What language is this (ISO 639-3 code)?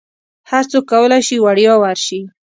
pus